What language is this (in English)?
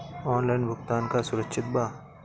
Bhojpuri